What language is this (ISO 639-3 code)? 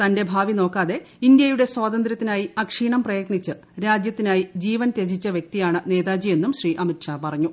mal